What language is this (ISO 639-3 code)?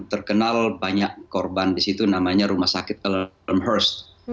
ind